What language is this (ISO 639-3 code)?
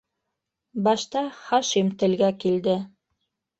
bak